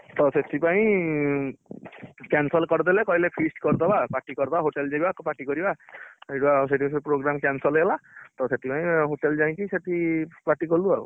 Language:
Odia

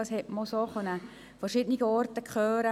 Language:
Swiss German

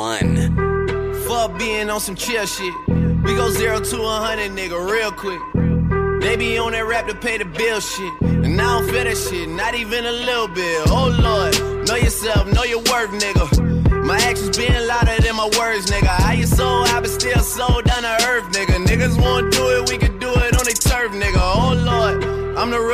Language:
English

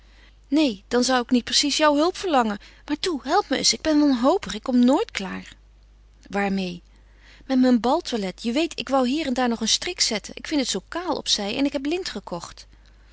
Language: Dutch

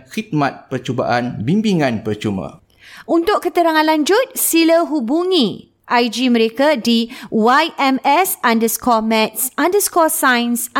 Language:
Malay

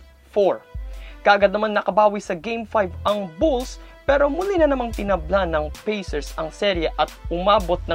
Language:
Filipino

